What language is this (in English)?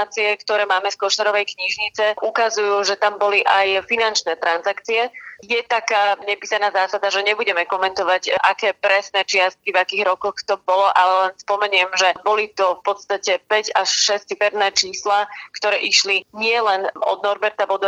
Slovak